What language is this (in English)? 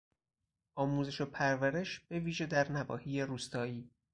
Persian